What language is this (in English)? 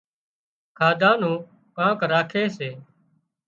Wadiyara Koli